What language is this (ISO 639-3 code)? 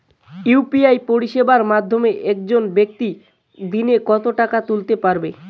ben